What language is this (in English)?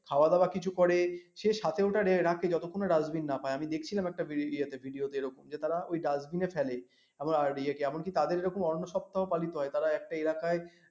Bangla